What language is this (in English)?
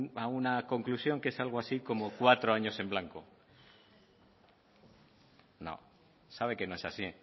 Spanish